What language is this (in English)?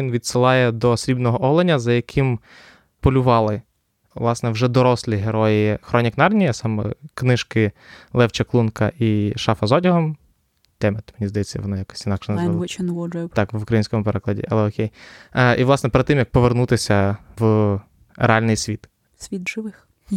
Ukrainian